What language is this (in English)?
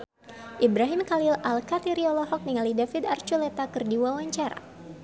Sundanese